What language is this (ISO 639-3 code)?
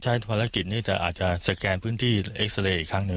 tha